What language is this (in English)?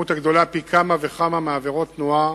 Hebrew